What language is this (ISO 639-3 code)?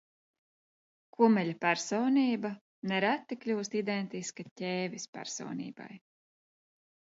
lav